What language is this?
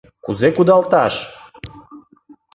Mari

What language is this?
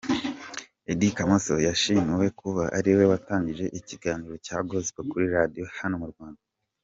Kinyarwanda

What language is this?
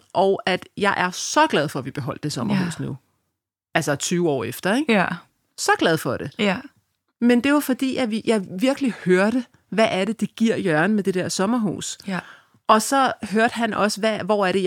Danish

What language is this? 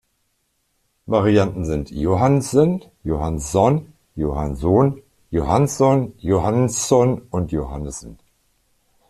German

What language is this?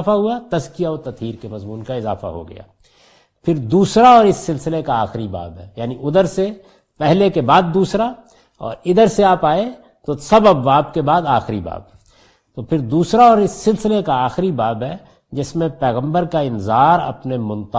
Urdu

